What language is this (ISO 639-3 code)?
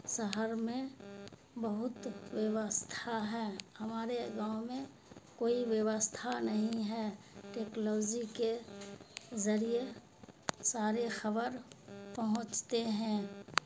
urd